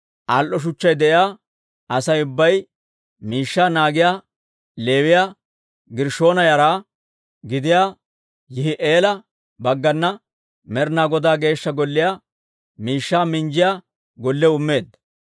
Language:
Dawro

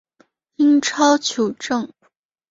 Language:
Chinese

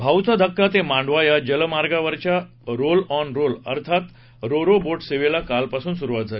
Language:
Marathi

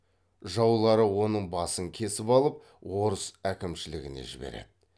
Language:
Kazakh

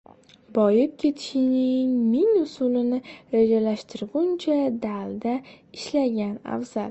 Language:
Uzbek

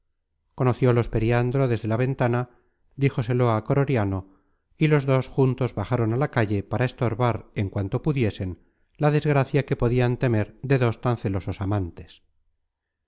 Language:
Spanish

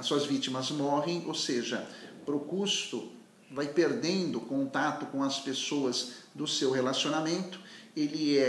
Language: Portuguese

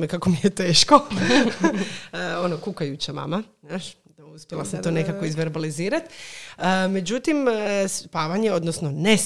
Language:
Croatian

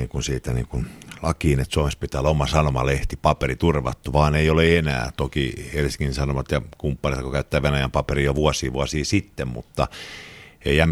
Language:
Finnish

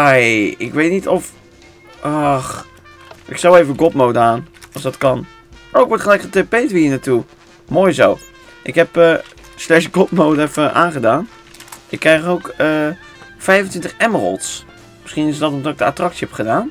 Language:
Dutch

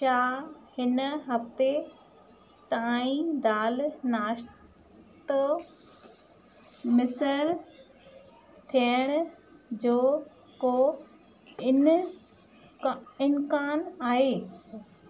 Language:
Sindhi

